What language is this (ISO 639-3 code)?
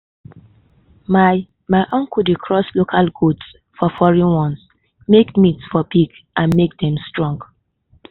pcm